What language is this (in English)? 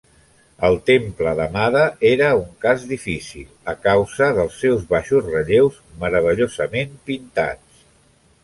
Catalan